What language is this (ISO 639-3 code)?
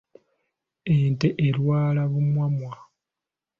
lug